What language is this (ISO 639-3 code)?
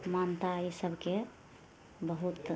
mai